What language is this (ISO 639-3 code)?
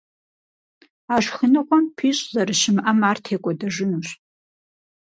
kbd